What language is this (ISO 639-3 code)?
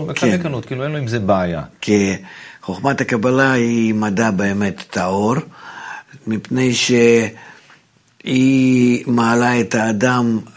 heb